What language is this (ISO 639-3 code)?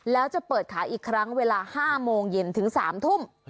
tha